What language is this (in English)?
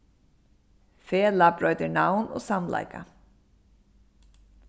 Faroese